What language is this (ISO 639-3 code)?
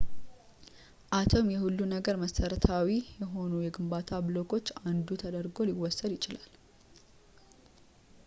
amh